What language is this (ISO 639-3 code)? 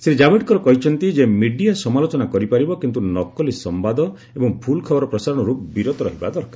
ori